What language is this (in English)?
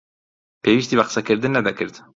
Central Kurdish